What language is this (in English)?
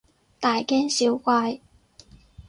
Cantonese